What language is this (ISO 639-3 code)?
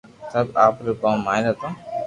lrk